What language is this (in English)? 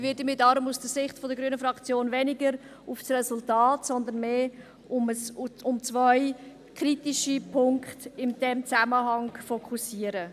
Swiss German